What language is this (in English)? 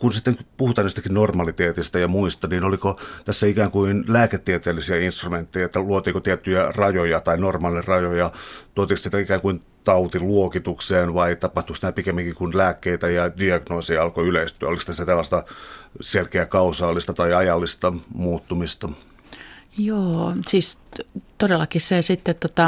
Finnish